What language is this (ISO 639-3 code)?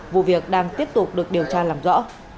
vie